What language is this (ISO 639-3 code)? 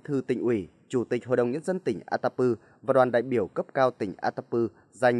vie